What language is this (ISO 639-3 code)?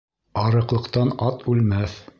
bak